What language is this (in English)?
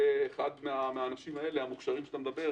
Hebrew